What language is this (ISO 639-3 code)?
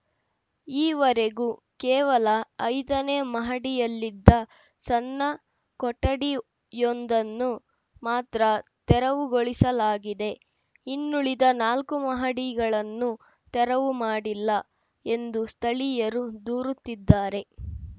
kan